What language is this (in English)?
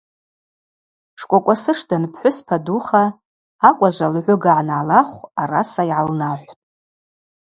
Abaza